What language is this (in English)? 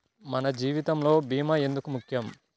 Telugu